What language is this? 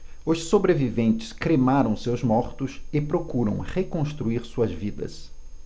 Portuguese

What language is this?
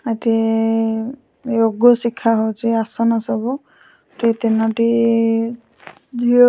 Odia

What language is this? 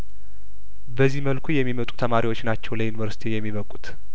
Amharic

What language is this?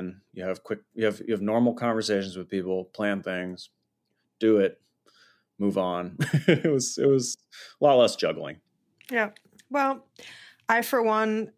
English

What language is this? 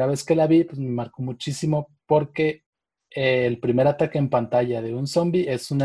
Spanish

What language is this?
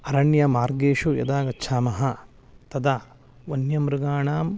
Sanskrit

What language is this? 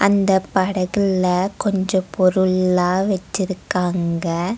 Tamil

